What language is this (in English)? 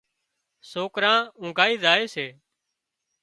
Wadiyara Koli